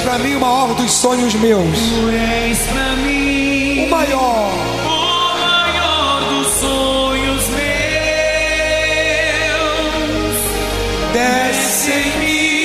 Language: Portuguese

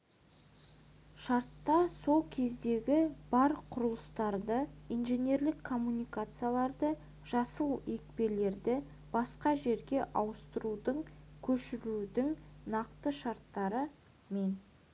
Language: Kazakh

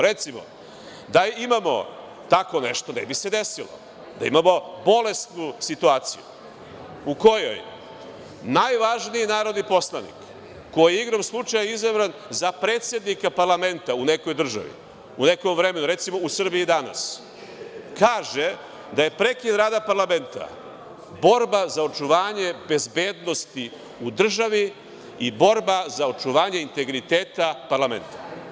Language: Serbian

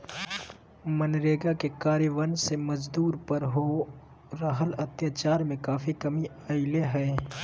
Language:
Magahi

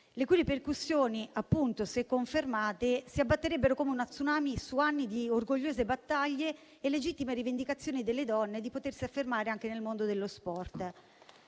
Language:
Italian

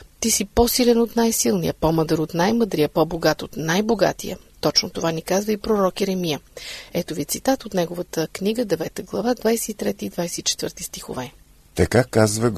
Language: Bulgarian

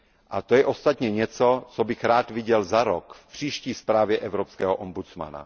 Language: Czech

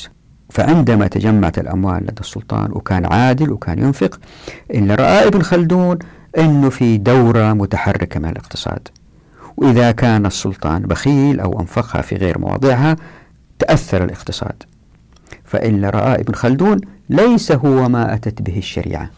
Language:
Arabic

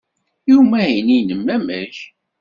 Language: Kabyle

